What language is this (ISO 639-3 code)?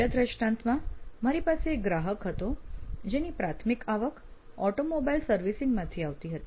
guj